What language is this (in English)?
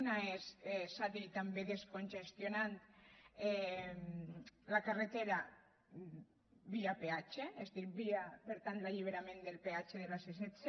Catalan